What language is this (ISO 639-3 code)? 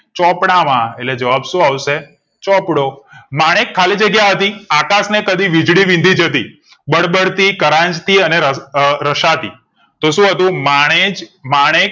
guj